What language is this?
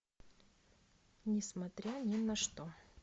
Russian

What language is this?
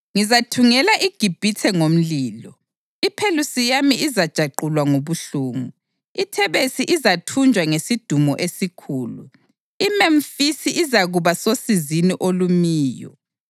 North Ndebele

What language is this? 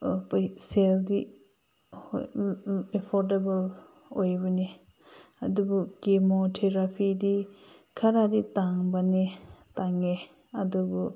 Manipuri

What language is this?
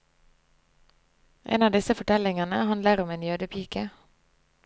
Norwegian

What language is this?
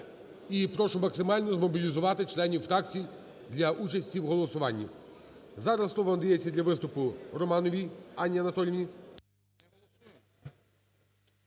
Ukrainian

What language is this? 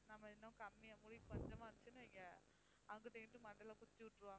Tamil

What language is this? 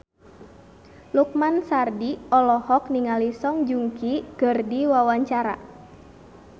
Sundanese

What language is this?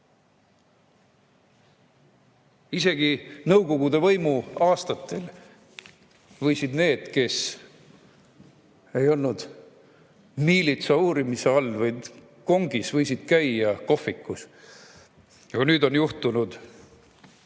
Estonian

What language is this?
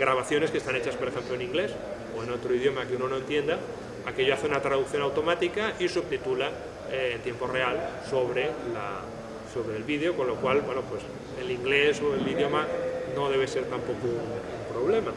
Spanish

